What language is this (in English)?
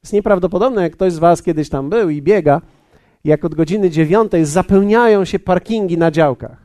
Polish